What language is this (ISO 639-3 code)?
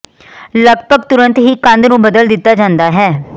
pan